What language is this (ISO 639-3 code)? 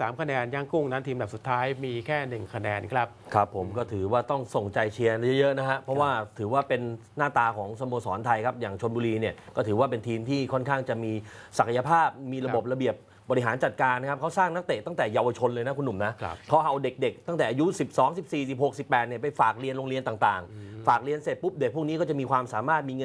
tha